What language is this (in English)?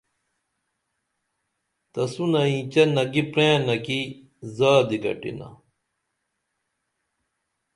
Dameli